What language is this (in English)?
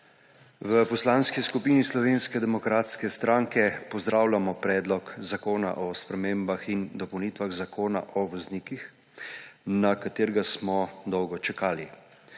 Slovenian